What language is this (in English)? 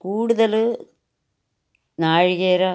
Malayalam